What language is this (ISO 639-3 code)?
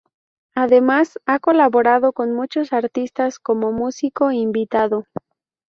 spa